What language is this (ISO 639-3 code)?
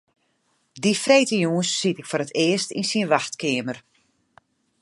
fry